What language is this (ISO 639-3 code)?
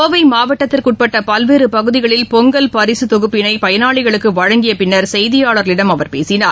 tam